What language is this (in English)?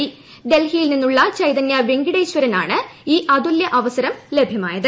Malayalam